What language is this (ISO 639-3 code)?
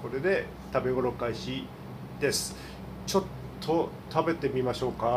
jpn